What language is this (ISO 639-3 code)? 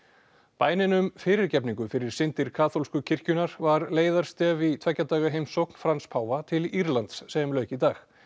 isl